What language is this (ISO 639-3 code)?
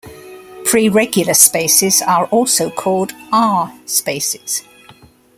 eng